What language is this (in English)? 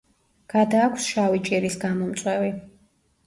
Georgian